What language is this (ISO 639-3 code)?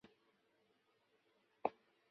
zho